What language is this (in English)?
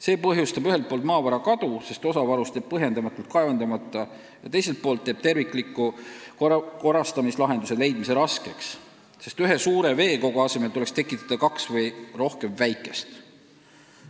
Estonian